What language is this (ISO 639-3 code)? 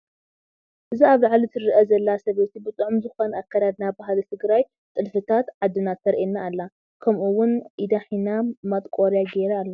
tir